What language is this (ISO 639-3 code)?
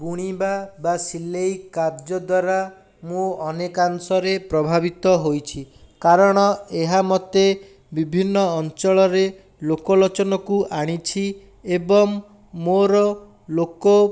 ori